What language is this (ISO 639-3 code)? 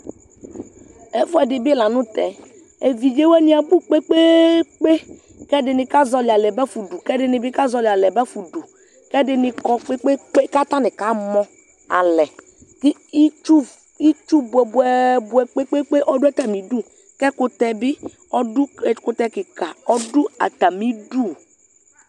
kpo